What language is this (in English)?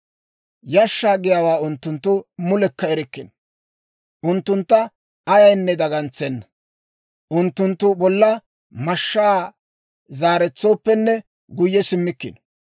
Dawro